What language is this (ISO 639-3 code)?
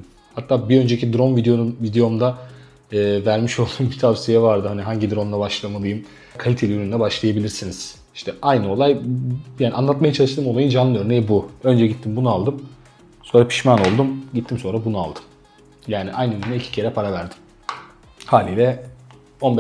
tur